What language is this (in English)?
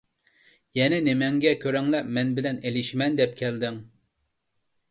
Uyghur